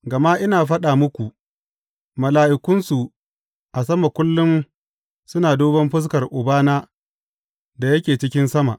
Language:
Hausa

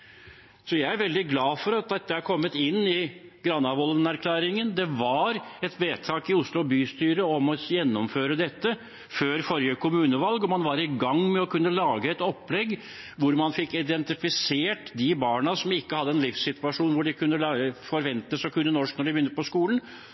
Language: Norwegian Bokmål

